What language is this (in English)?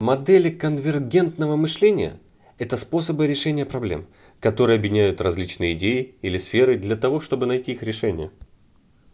Russian